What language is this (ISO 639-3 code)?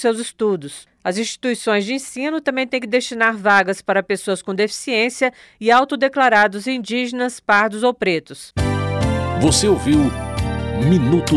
por